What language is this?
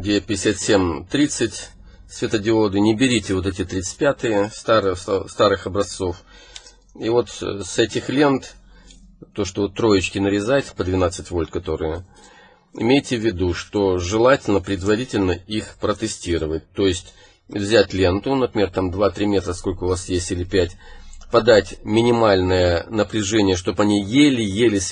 Russian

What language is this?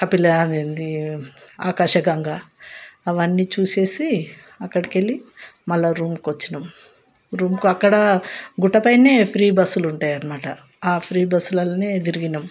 Telugu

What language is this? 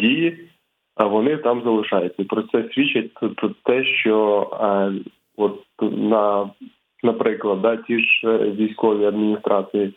Ukrainian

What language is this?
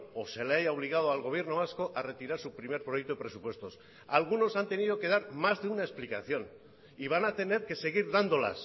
Spanish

